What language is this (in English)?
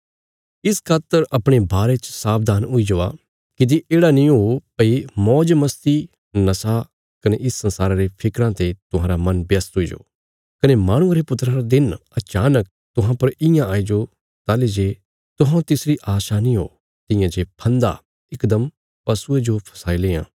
Bilaspuri